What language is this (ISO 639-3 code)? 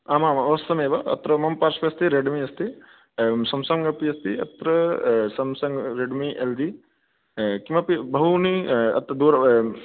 san